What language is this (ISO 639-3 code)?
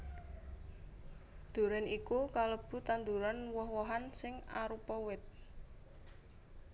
jav